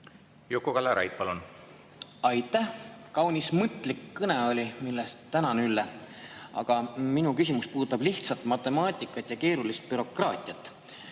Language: Estonian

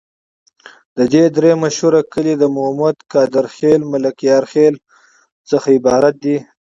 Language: Pashto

